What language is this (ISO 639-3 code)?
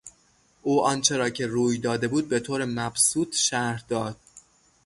fas